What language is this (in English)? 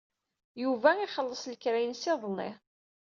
Kabyle